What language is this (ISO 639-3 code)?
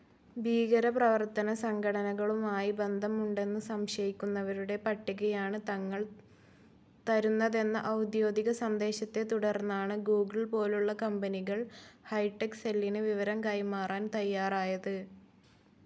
mal